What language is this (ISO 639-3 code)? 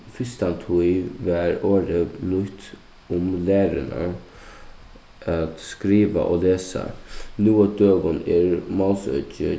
fao